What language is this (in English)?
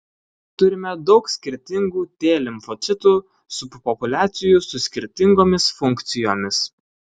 Lithuanian